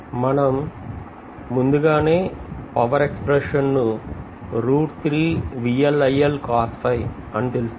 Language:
Telugu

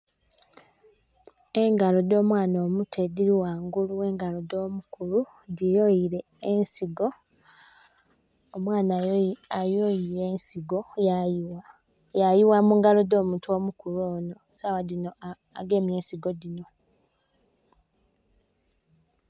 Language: Soga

